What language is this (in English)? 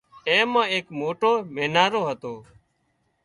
Wadiyara Koli